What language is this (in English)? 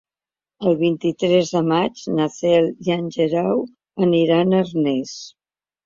Catalan